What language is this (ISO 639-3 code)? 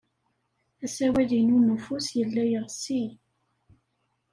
kab